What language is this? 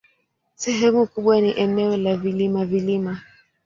Swahili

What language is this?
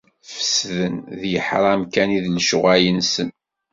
Kabyle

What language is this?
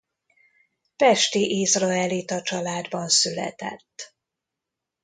Hungarian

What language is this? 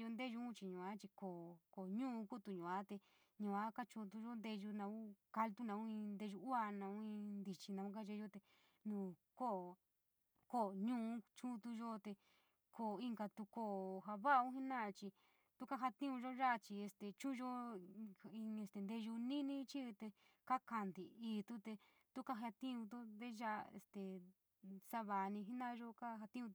San Miguel El Grande Mixtec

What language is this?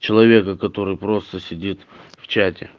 Russian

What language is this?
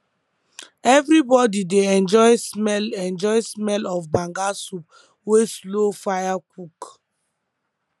Nigerian Pidgin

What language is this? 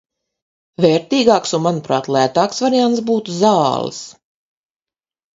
Latvian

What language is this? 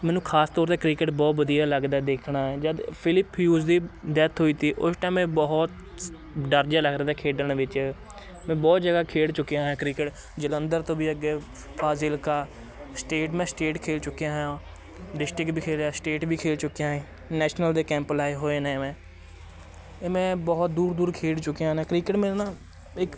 Punjabi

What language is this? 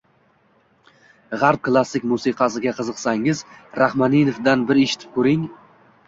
Uzbek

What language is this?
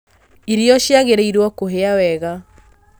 Kikuyu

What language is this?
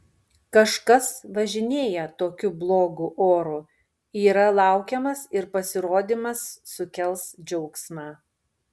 Lithuanian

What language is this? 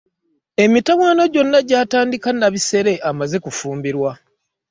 Ganda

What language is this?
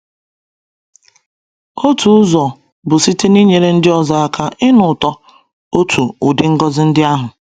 Igbo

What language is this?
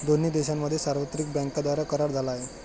Marathi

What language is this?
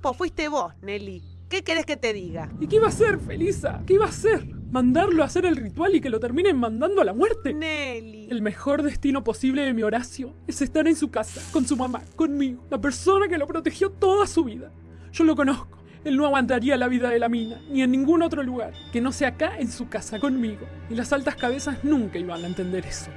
Spanish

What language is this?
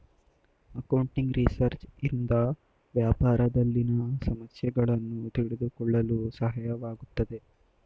Kannada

